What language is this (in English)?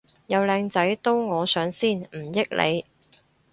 Cantonese